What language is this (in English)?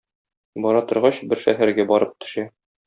Tatar